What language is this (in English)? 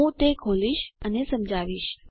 Gujarati